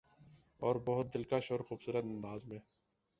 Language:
Urdu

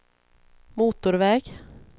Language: Swedish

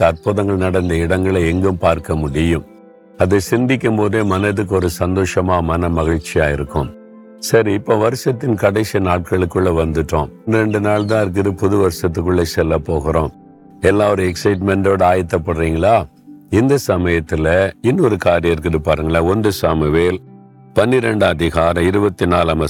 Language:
Tamil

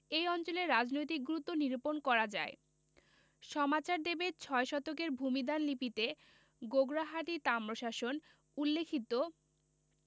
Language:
Bangla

